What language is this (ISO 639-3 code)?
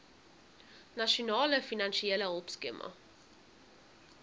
afr